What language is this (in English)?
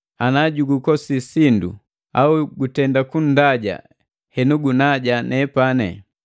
Matengo